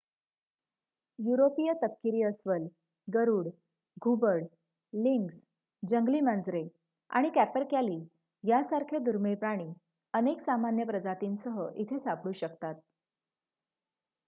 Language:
Marathi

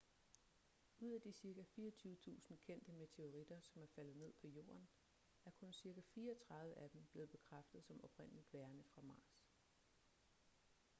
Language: Danish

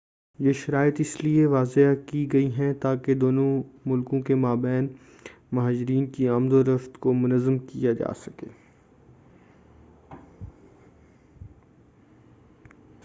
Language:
Urdu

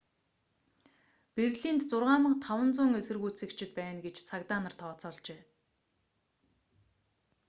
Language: Mongolian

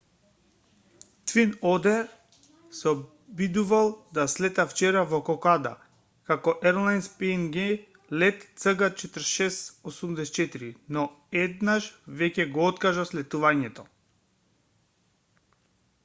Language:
Macedonian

